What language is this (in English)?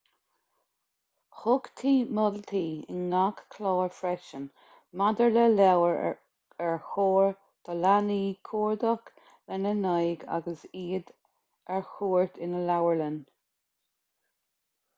Irish